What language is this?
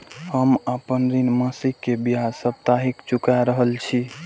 Maithili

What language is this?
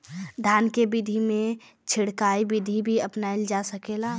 Bhojpuri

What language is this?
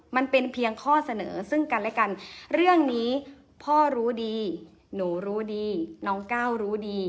Thai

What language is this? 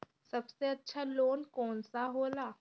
Bhojpuri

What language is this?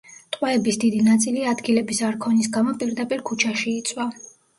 Georgian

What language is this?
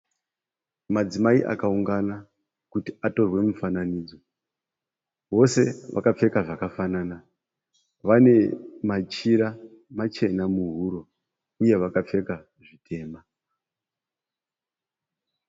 Shona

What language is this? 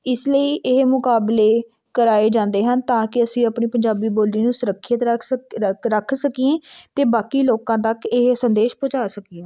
Punjabi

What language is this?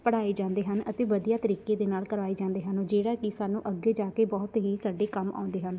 Punjabi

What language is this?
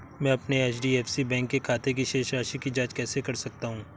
Hindi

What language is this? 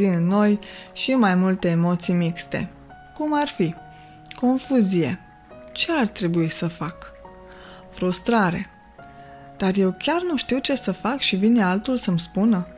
Romanian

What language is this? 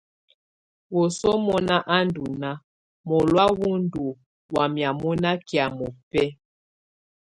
Tunen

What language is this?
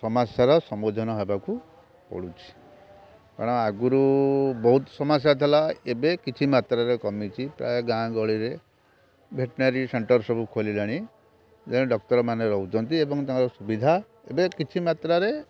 Odia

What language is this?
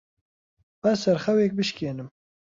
Central Kurdish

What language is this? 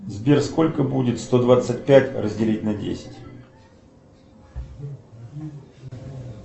Russian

